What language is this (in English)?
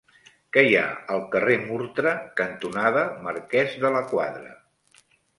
Catalan